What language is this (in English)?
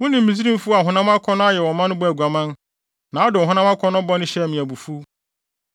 Akan